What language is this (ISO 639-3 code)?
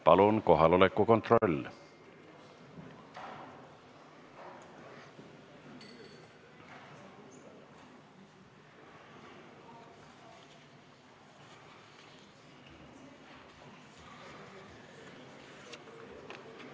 est